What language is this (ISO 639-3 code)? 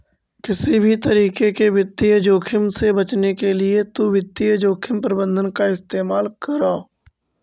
mag